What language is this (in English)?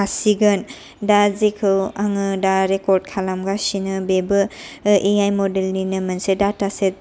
Bodo